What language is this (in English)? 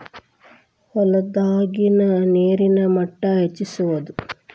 Kannada